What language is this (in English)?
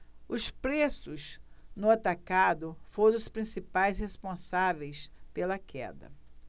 Portuguese